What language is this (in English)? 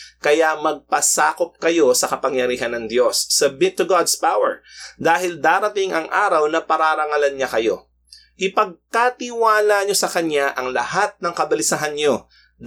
Filipino